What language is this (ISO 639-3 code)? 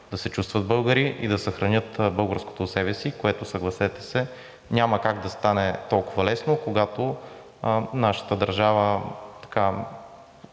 bul